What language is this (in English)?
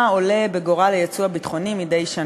Hebrew